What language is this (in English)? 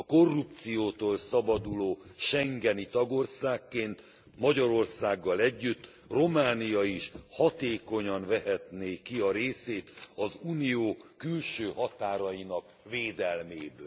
Hungarian